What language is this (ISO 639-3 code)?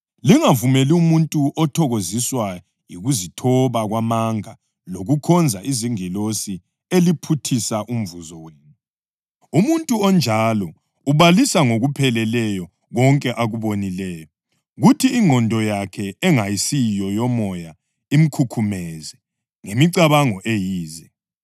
nde